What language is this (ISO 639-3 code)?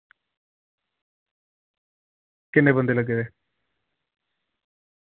doi